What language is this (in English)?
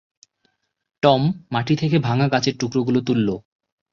Bangla